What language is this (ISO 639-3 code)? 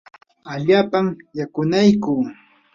qur